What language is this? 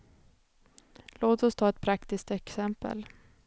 Swedish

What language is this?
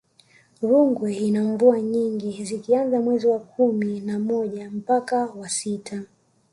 Swahili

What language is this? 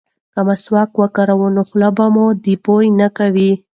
Pashto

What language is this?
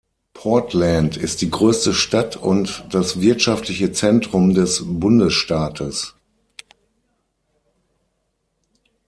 German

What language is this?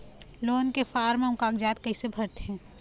Chhattisgarhi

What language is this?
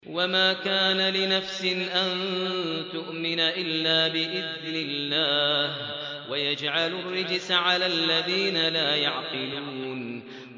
Arabic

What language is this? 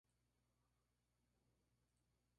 Spanish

